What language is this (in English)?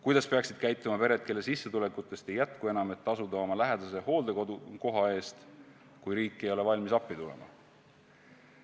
Estonian